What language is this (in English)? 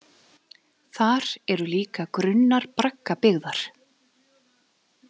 Icelandic